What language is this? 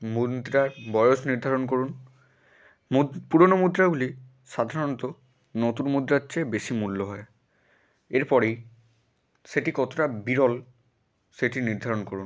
Bangla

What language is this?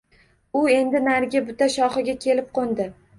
Uzbek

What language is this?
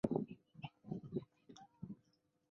Chinese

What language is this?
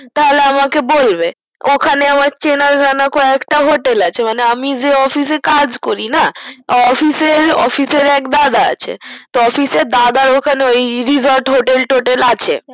Bangla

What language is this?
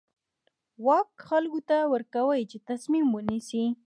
Pashto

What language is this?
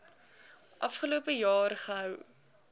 Afrikaans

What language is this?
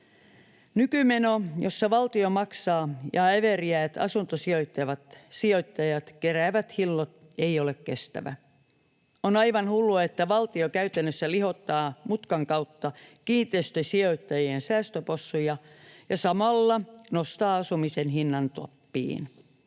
Finnish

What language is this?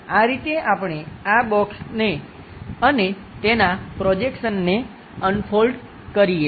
Gujarati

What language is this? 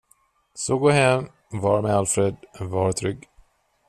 Swedish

